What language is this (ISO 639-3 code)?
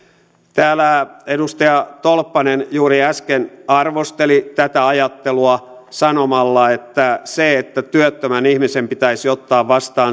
fin